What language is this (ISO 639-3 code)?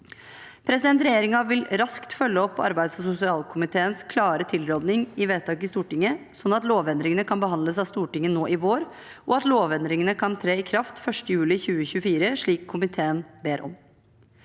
nor